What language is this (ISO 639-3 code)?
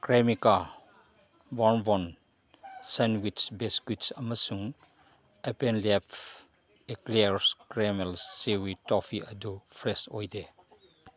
mni